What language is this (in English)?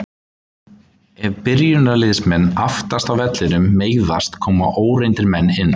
Icelandic